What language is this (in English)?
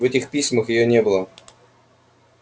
Russian